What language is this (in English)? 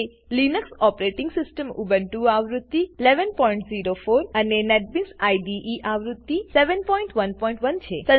Gujarati